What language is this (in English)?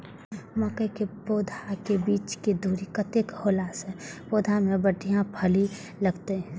Maithili